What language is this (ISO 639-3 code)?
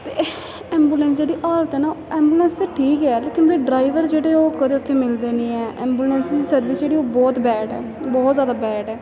doi